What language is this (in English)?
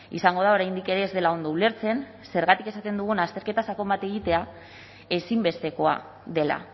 Basque